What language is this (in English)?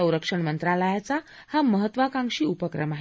Marathi